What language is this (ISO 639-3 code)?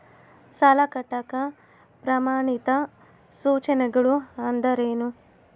kan